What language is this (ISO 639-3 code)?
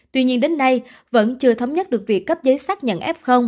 vie